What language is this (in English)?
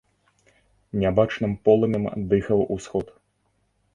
Belarusian